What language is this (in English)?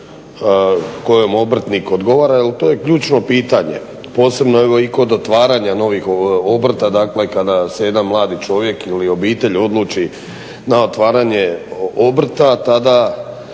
Croatian